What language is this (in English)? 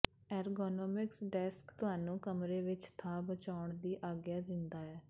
Punjabi